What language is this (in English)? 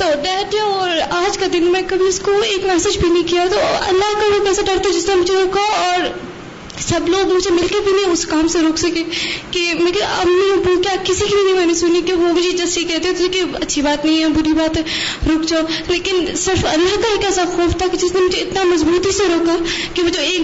Urdu